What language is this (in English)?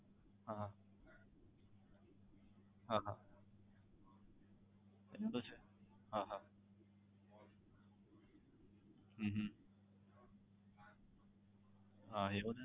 Gujarati